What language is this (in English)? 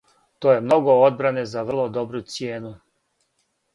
Serbian